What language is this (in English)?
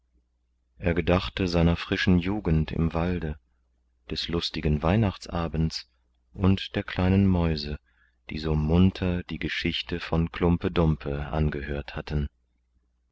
German